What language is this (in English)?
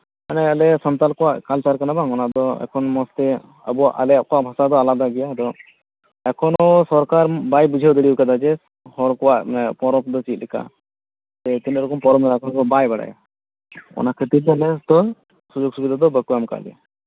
Santali